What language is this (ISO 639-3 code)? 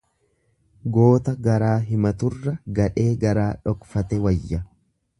orm